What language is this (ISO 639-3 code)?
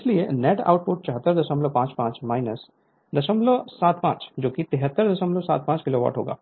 hin